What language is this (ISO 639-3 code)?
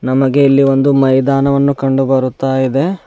kan